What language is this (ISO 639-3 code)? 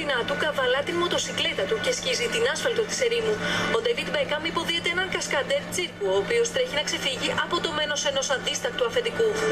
ell